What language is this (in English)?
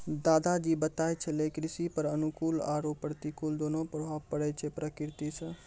Maithili